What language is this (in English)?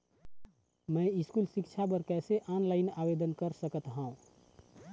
Chhattisgarhi